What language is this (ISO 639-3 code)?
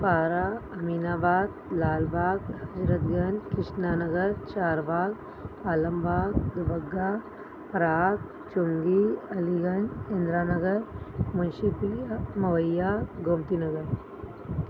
snd